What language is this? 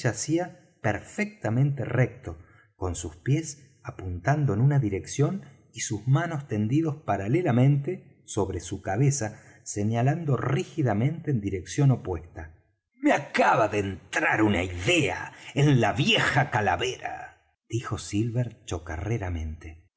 Spanish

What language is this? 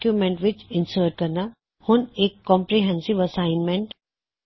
Punjabi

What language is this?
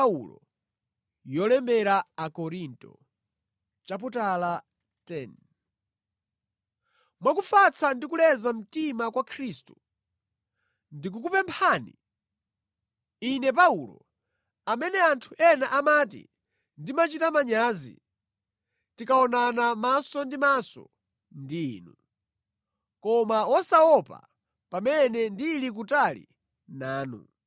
Nyanja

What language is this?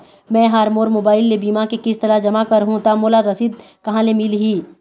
Chhattisgarhi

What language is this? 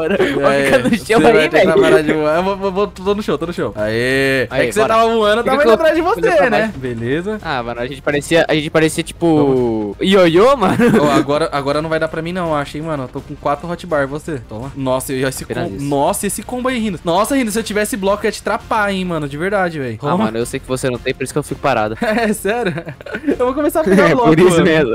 Portuguese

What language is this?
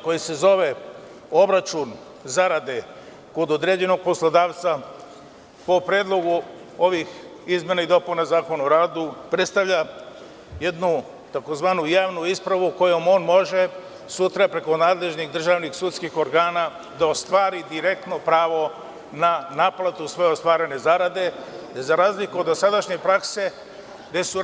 Serbian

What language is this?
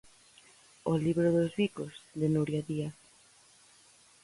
Galician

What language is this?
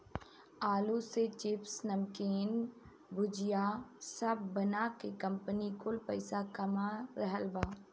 Bhojpuri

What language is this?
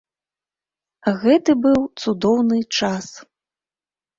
Belarusian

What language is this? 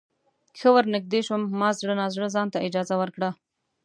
Pashto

